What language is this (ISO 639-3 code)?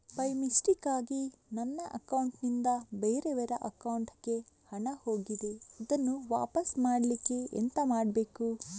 kan